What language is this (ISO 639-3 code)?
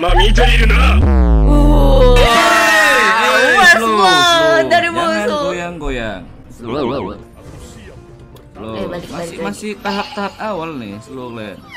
ind